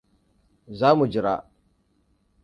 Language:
Hausa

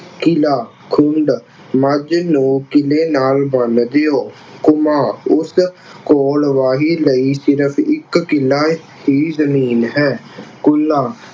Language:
Punjabi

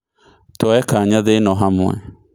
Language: Kikuyu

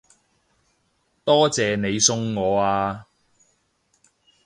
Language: Cantonese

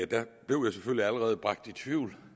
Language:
Danish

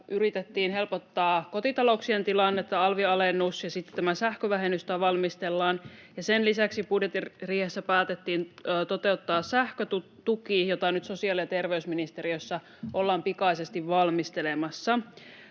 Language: Finnish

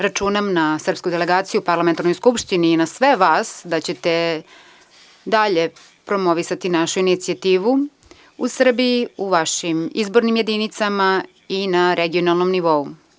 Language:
Serbian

